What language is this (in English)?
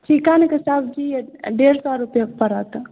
Maithili